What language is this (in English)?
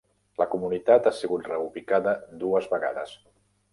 Catalan